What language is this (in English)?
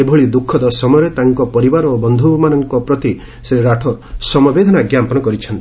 Odia